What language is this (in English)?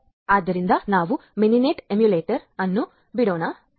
Kannada